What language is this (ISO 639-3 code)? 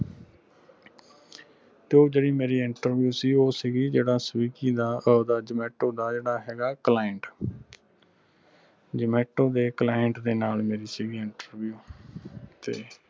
pan